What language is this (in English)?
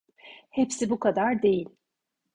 Turkish